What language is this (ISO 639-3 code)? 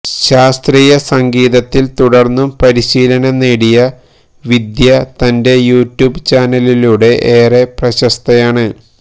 mal